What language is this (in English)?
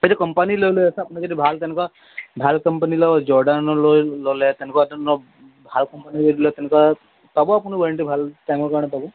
Assamese